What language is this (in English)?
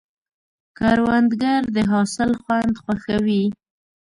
Pashto